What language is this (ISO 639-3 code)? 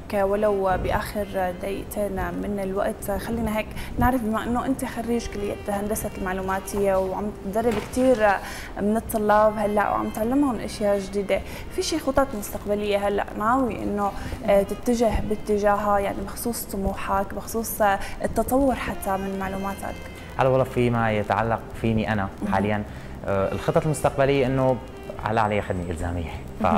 ara